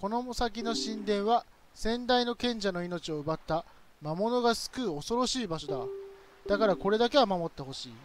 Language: Japanese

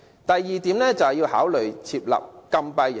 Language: Cantonese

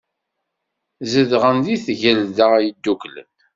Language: Kabyle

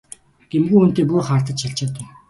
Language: Mongolian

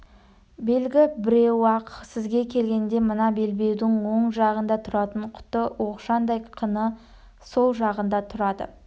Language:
Kazakh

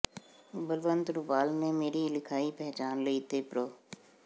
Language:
Punjabi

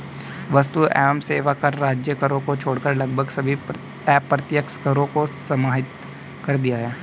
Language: Hindi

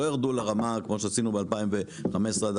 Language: Hebrew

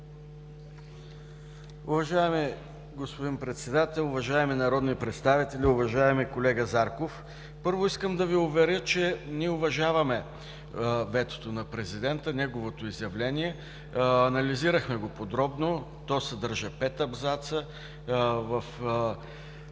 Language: Bulgarian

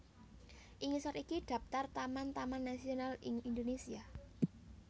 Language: Javanese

